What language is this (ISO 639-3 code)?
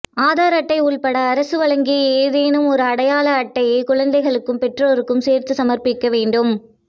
tam